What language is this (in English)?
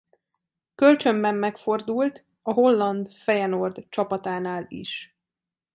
Hungarian